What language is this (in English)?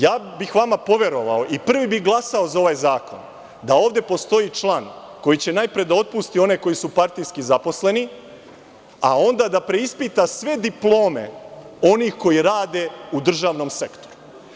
Serbian